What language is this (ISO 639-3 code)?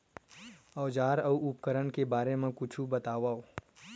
hne